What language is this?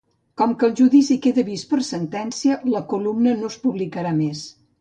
Catalan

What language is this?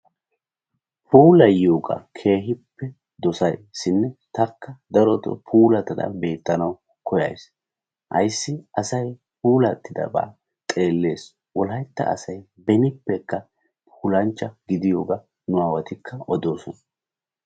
Wolaytta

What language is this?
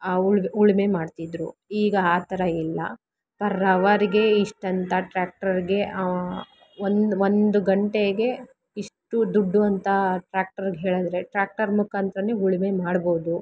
Kannada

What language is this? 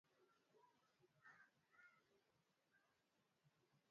Swahili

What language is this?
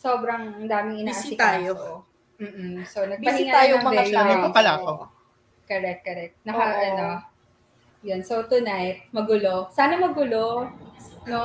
Filipino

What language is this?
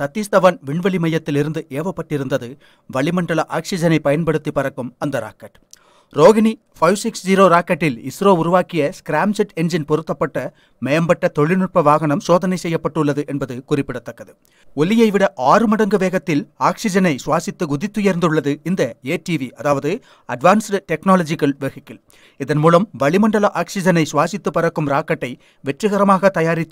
Tamil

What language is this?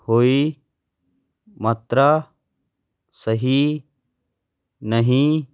Punjabi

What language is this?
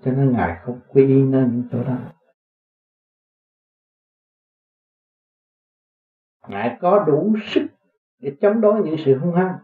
Vietnamese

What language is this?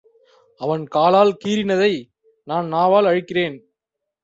Tamil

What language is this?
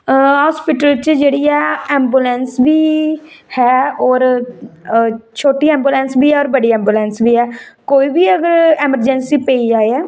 Dogri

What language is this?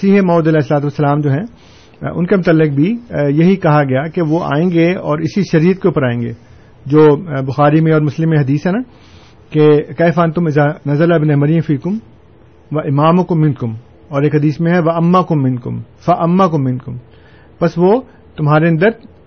Urdu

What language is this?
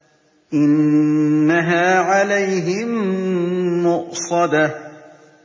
Arabic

